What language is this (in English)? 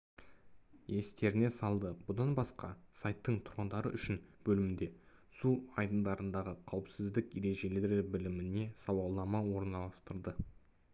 Kazakh